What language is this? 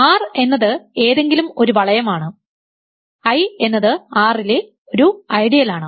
Malayalam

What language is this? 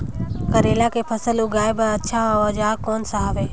Chhattisgarhi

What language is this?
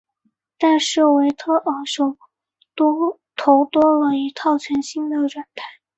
Chinese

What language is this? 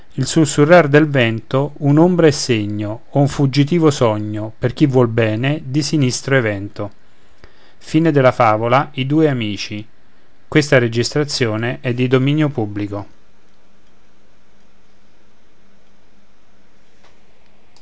Italian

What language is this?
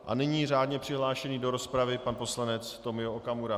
Czech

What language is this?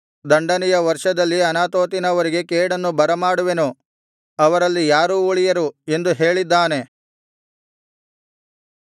Kannada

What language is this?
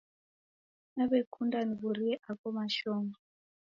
Taita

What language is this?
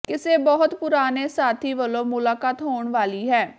Punjabi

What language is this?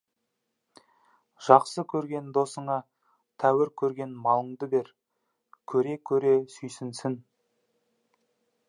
Kazakh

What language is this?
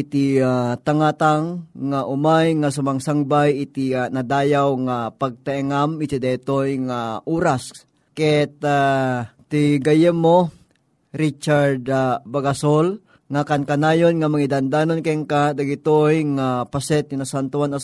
Filipino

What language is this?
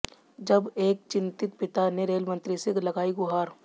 Hindi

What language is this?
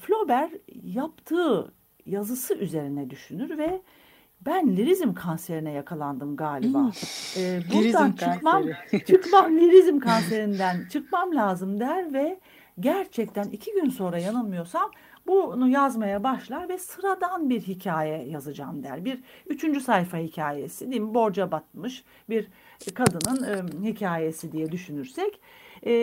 Turkish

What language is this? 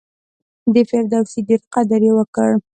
Pashto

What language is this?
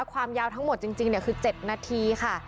Thai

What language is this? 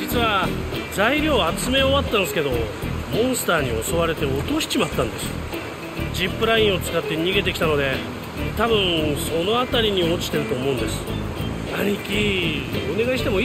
Japanese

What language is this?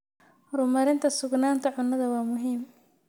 Somali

